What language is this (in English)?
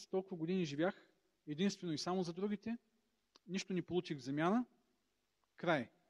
Bulgarian